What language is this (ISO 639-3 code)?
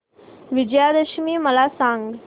mar